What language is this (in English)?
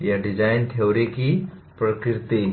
Hindi